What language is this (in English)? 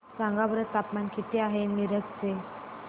Marathi